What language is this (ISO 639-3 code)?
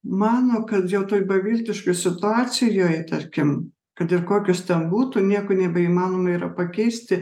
lit